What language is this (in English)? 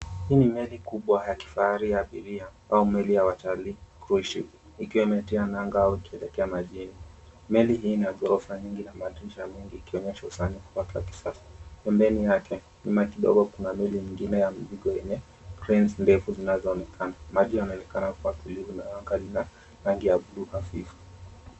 Swahili